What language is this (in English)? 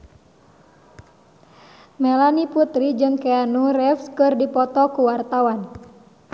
Sundanese